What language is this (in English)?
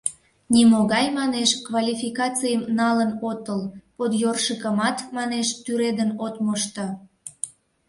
Mari